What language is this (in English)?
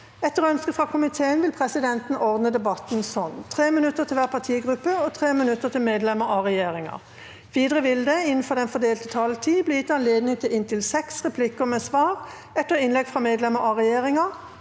Norwegian